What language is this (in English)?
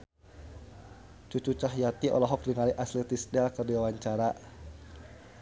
Sundanese